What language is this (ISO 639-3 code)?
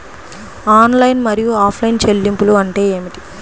tel